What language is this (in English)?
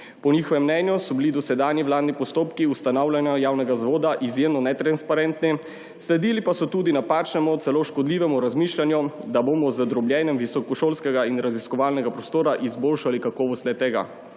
Slovenian